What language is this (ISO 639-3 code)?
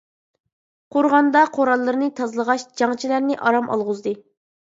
uig